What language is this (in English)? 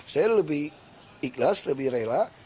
Indonesian